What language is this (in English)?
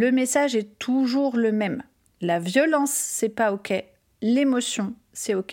French